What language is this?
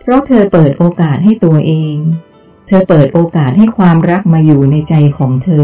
Thai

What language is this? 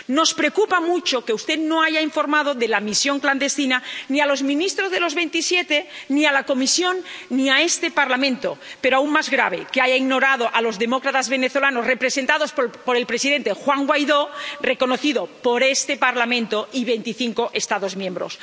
Spanish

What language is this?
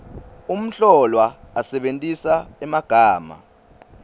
Swati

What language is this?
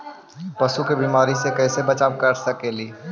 Magahi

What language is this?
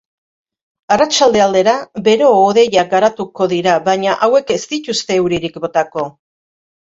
Basque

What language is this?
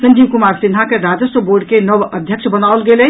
Maithili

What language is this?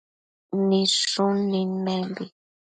Matsés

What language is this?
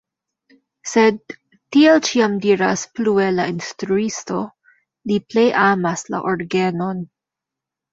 Esperanto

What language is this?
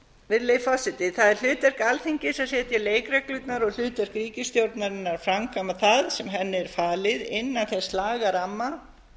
Icelandic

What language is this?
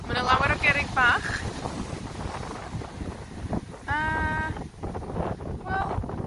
Welsh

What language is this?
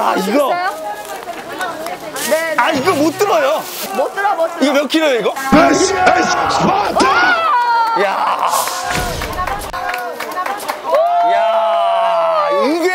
Korean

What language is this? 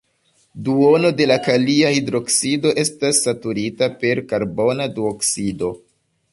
Esperanto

